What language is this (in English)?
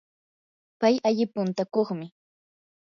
Yanahuanca Pasco Quechua